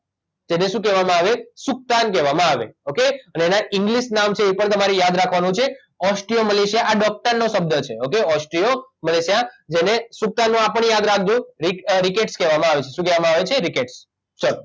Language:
Gujarati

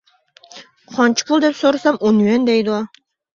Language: Uyghur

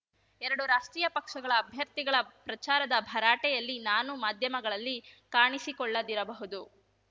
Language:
Kannada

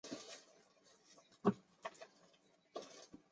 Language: Chinese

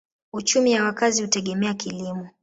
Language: Swahili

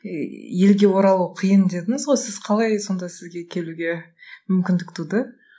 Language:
Kazakh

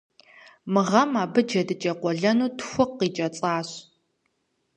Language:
Kabardian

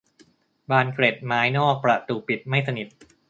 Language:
Thai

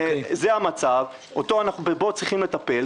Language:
Hebrew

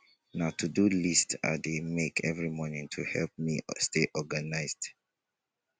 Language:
Nigerian Pidgin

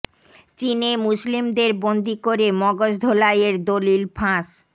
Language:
Bangla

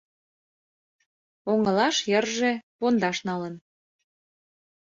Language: Mari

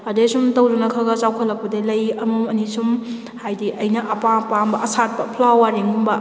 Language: Manipuri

